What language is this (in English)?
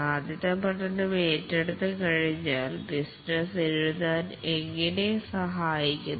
Malayalam